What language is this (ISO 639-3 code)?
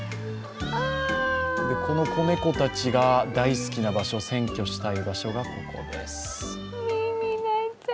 jpn